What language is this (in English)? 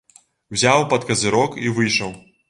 Belarusian